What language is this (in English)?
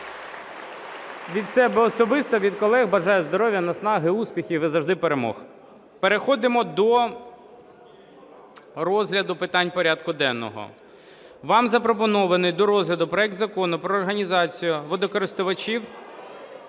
Ukrainian